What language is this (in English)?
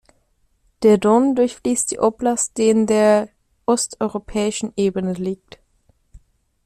German